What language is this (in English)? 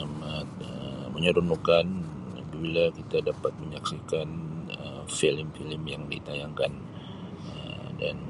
Sabah Malay